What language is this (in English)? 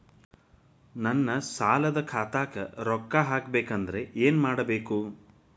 Kannada